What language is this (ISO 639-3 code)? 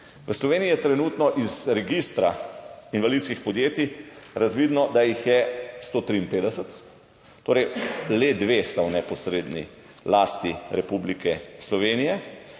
slv